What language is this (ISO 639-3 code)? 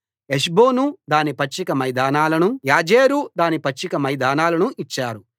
tel